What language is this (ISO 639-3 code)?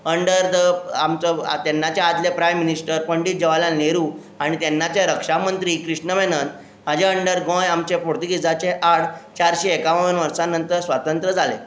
kok